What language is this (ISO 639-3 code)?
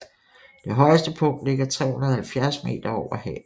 dan